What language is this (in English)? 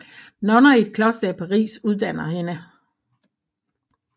Danish